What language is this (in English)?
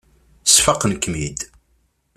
Kabyle